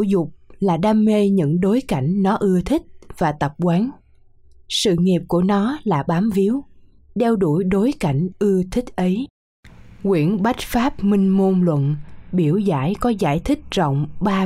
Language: Vietnamese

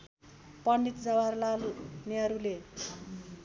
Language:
Nepali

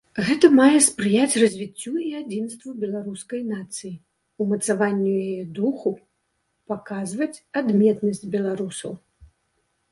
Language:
Belarusian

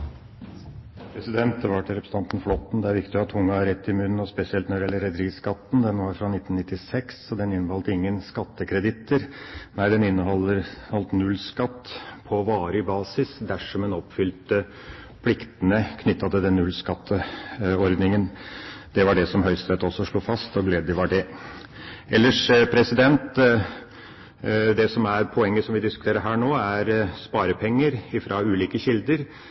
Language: Norwegian Bokmål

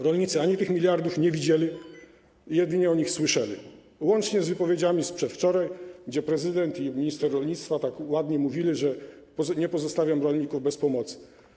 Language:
Polish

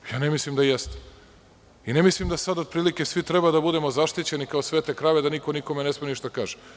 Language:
Serbian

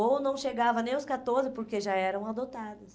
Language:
Portuguese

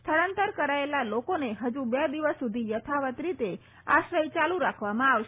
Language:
Gujarati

